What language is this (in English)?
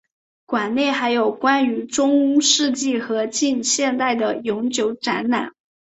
Chinese